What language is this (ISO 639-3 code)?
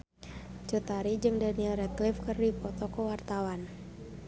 sun